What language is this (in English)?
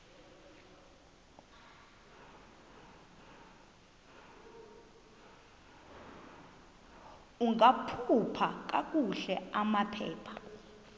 Xhosa